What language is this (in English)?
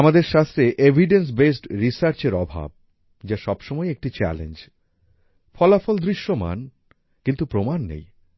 Bangla